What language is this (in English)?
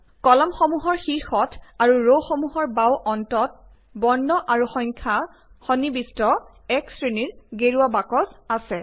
Assamese